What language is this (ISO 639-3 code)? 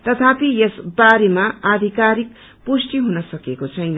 nep